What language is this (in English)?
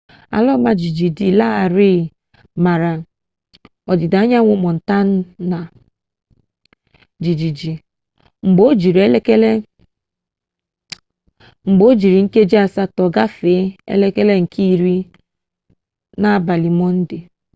Igbo